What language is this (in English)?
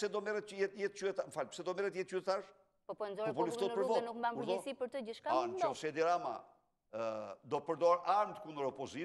Greek